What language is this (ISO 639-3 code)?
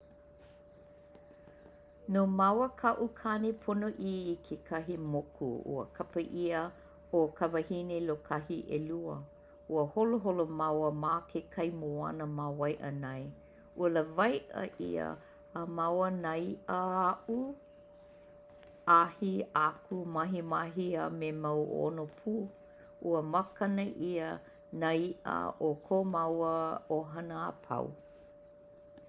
haw